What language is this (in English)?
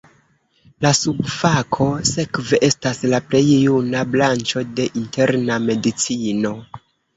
Esperanto